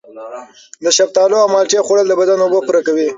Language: Pashto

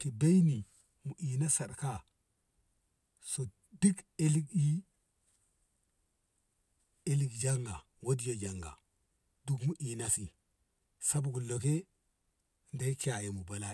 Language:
Ngamo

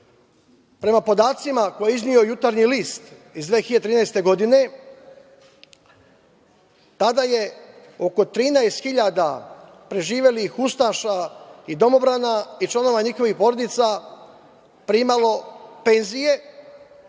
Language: Serbian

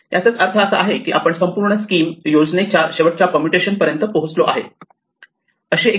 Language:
Marathi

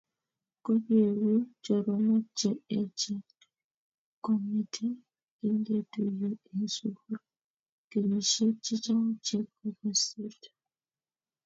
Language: Kalenjin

